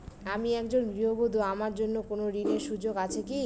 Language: Bangla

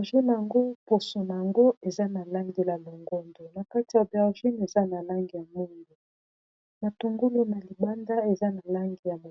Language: Lingala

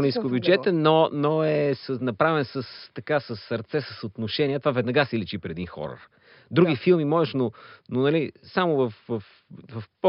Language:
Bulgarian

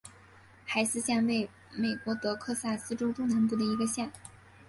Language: Chinese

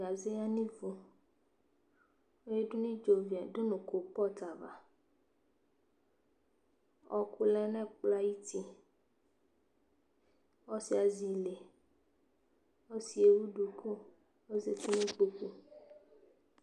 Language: Ikposo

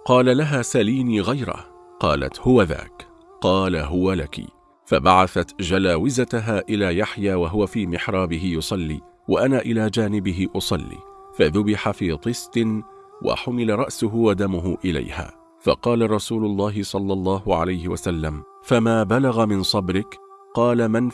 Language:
Arabic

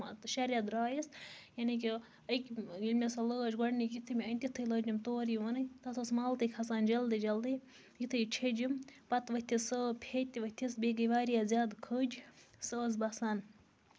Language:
Kashmiri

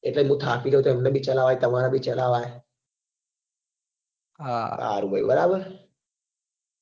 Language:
Gujarati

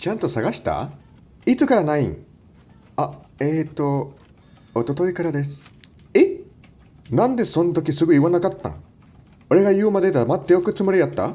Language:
Japanese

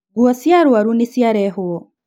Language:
Kikuyu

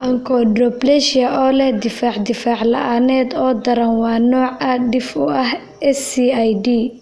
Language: Somali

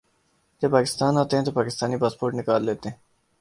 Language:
Urdu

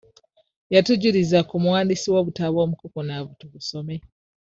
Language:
Ganda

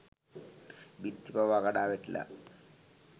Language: Sinhala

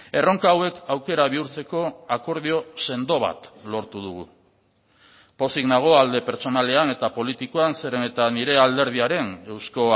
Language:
Basque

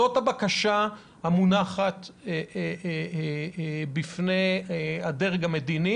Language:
Hebrew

